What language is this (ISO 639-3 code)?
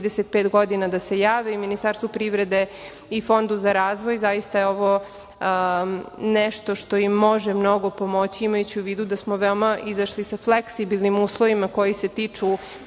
srp